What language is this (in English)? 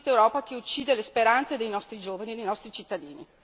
Italian